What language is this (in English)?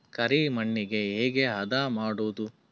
Kannada